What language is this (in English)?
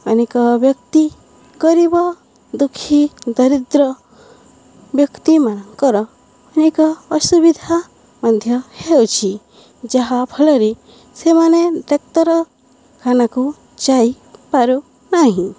Odia